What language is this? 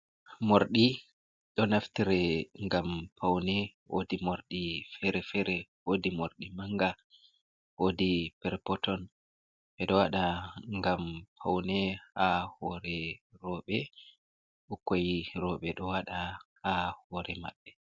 Fula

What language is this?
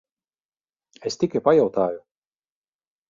Latvian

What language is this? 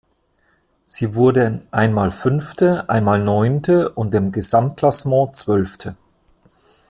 German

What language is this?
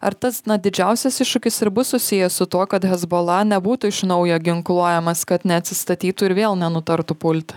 Lithuanian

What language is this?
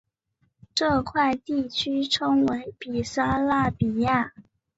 Chinese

